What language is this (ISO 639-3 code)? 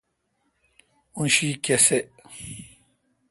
xka